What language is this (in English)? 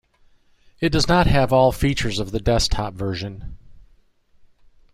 English